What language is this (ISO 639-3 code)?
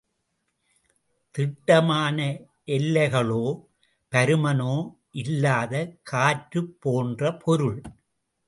tam